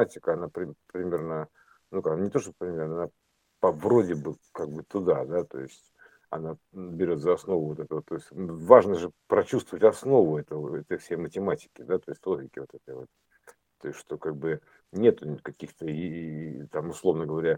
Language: Russian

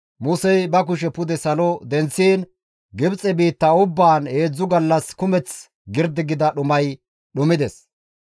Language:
Gamo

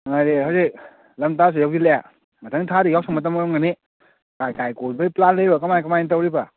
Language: Manipuri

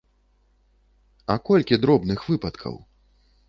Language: Belarusian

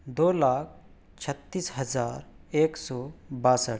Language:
Urdu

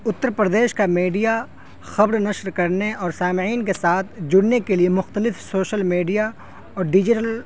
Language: Urdu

